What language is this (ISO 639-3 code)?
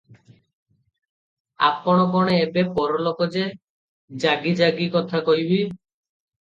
ori